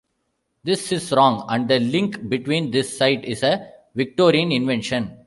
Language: English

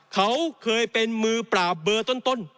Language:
Thai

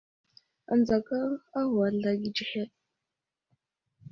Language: Wuzlam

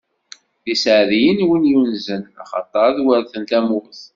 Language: Kabyle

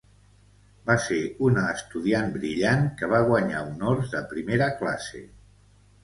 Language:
Catalan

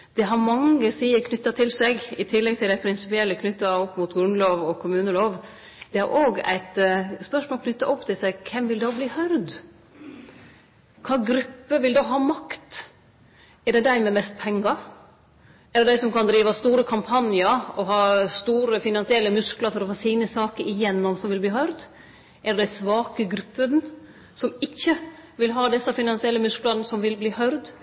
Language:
Norwegian Nynorsk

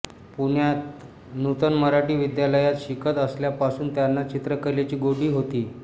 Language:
Marathi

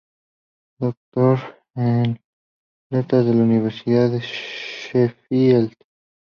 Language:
Spanish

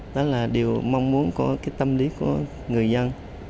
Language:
Vietnamese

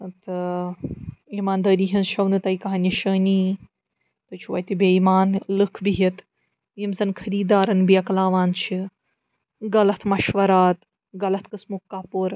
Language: Kashmiri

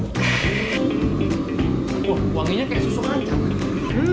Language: Indonesian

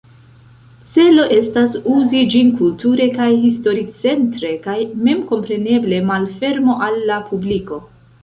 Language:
Esperanto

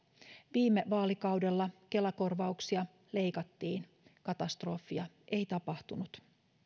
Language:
Finnish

